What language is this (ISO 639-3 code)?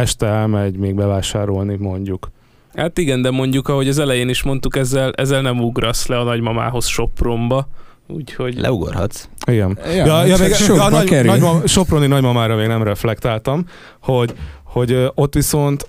hun